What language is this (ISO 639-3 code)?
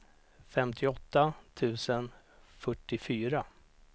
swe